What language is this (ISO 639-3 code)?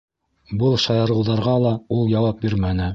bak